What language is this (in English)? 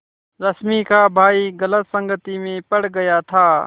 Hindi